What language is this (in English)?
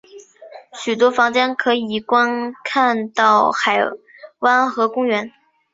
Chinese